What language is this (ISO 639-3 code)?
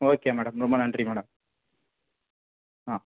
tam